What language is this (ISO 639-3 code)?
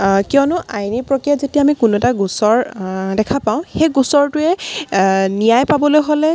asm